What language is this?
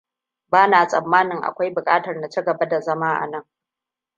Hausa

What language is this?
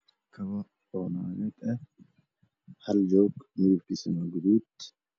Somali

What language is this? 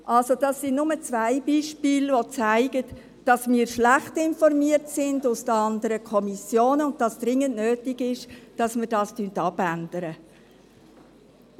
Swiss German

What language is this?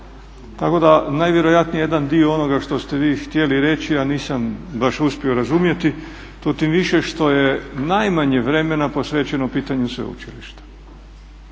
Croatian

